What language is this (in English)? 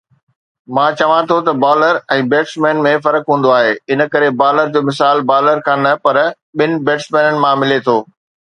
Sindhi